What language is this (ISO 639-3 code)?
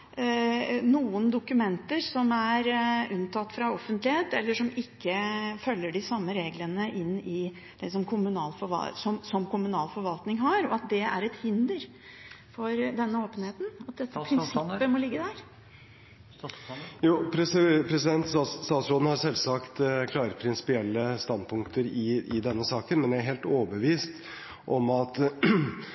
nob